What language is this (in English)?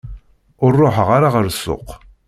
Kabyle